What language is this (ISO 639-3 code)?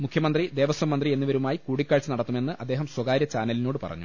mal